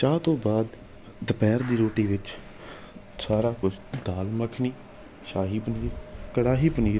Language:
Punjabi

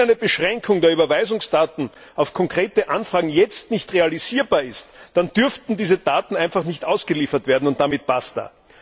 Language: German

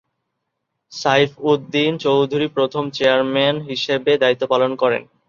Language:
Bangla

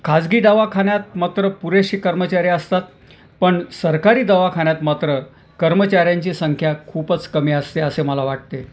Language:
Marathi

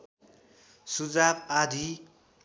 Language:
Nepali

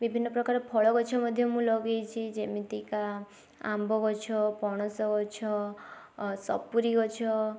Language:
Odia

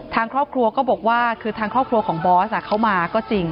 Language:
Thai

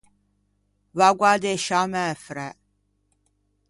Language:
Ligurian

